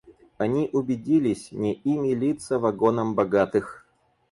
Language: Russian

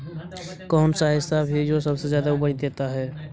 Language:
Magahi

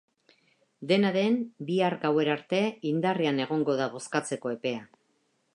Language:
Basque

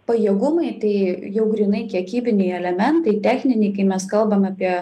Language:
Lithuanian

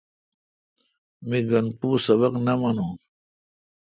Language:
Kalkoti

